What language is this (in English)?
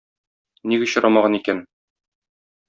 Tatar